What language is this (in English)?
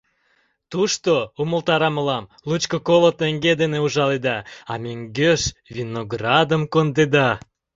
Mari